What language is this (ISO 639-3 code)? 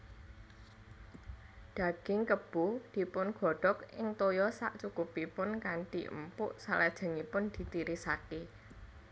jav